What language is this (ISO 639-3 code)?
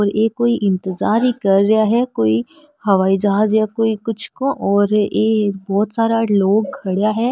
mwr